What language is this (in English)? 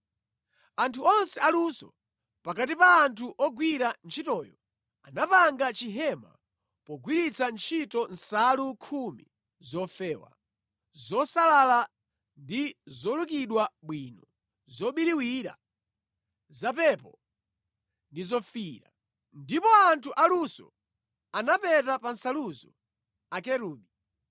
Nyanja